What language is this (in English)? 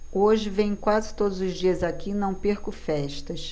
Portuguese